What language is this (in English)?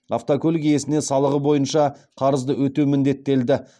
Kazakh